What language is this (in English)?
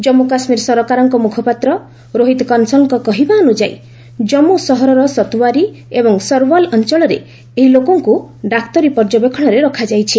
Odia